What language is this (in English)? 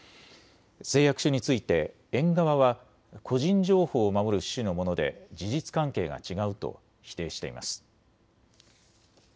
Japanese